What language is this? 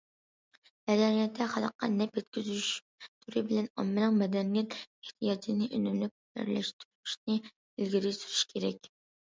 Uyghur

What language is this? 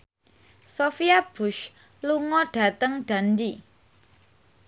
Javanese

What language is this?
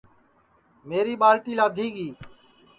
Sansi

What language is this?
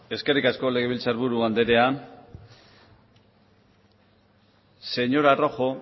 Basque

